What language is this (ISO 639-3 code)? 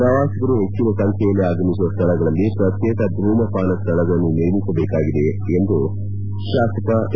kan